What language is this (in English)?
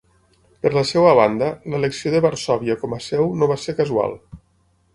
Catalan